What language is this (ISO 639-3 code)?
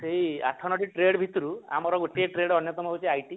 ori